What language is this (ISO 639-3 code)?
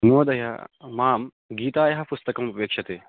san